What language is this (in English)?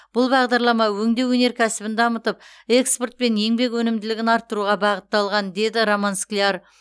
Kazakh